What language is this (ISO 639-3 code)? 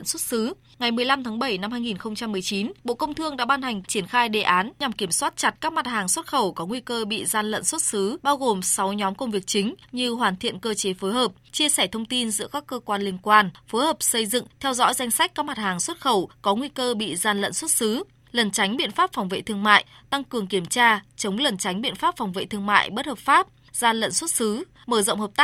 vie